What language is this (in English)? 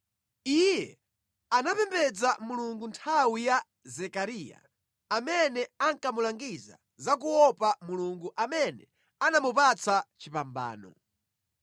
Nyanja